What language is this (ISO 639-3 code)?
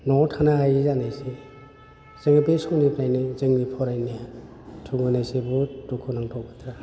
brx